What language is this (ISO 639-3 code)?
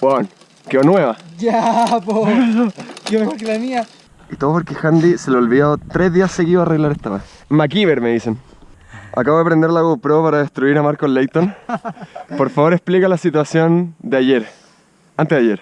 spa